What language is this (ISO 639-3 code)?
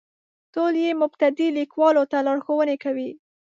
pus